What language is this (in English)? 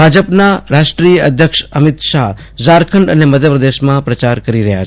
Gujarati